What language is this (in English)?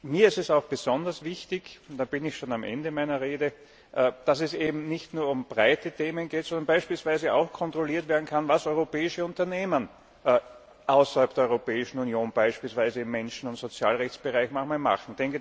German